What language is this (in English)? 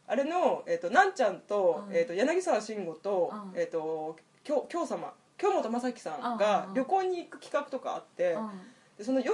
Japanese